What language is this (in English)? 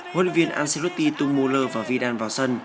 Vietnamese